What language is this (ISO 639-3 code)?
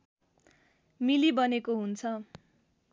nep